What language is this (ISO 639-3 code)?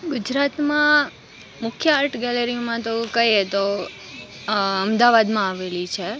guj